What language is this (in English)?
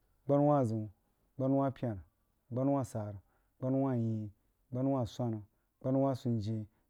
Jiba